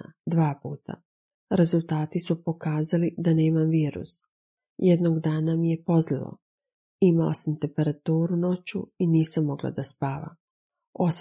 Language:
Croatian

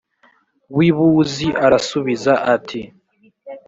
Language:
Kinyarwanda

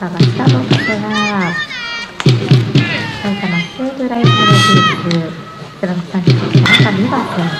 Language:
Japanese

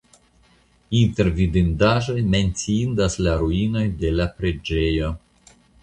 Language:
Esperanto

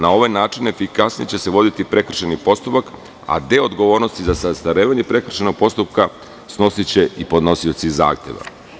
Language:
Serbian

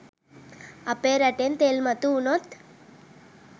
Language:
Sinhala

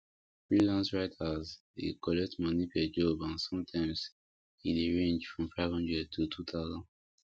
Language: Nigerian Pidgin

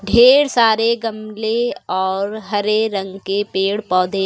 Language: Hindi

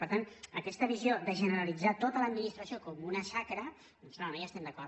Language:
Catalan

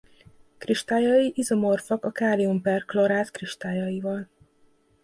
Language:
Hungarian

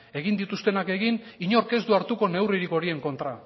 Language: Basque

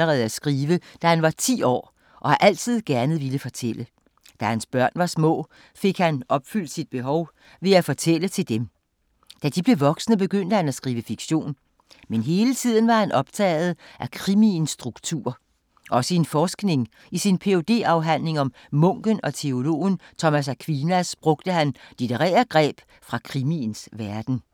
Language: Danish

